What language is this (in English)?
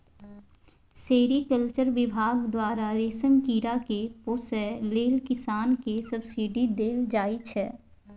Maithili